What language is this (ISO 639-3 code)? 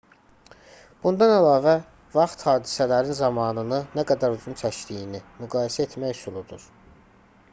aze